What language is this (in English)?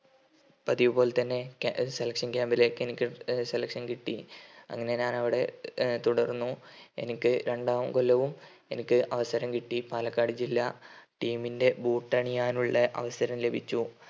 Malayalam